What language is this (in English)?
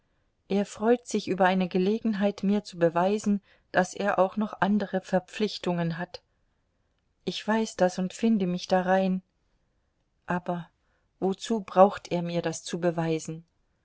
German